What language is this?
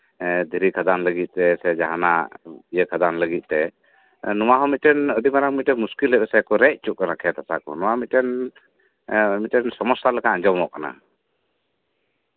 Santali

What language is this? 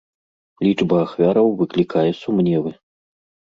Belarusian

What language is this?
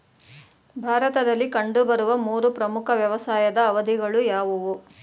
Kannada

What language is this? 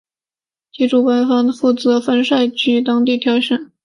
Chinese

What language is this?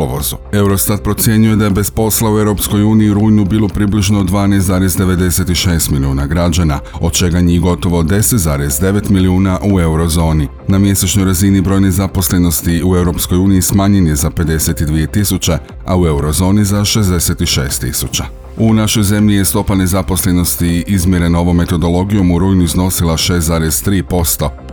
Croatian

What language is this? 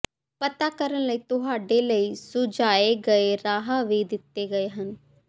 Punjabi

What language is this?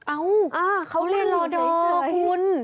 Thai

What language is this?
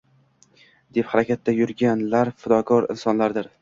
Uzbek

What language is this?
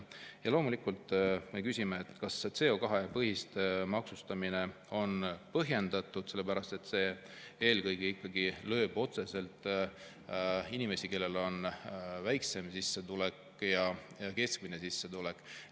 Estonian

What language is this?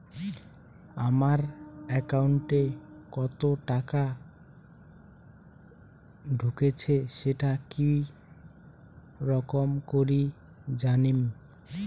Bangla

